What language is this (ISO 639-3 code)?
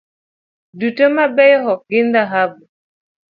luo